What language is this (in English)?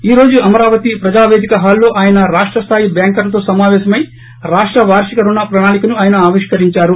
Telugu